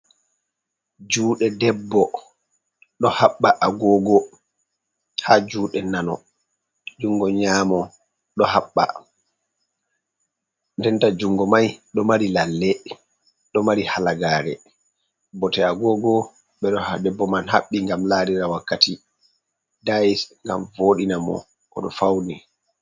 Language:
Fula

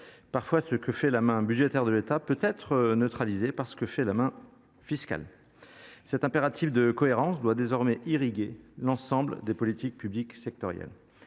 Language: French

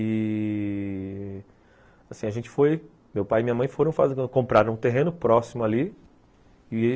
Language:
Portuguese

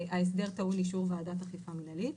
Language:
Hebrew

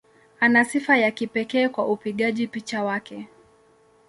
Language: Swahili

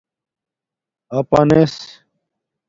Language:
Domaaki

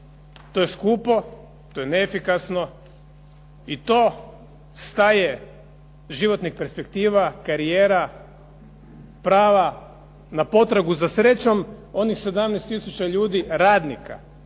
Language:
Croatian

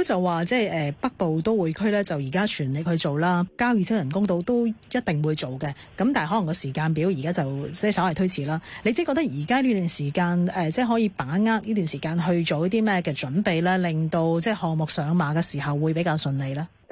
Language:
Chinese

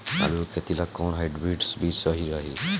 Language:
Bhojpuri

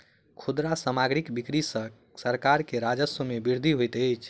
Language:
Maithili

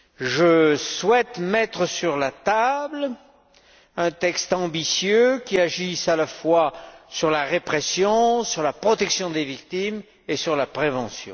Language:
French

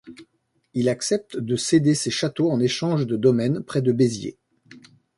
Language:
French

